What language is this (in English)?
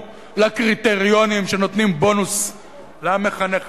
Hebrew